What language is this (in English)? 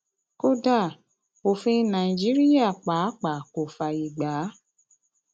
Yoruba